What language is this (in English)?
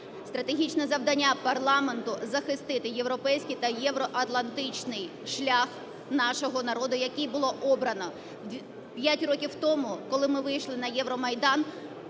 Ukrainian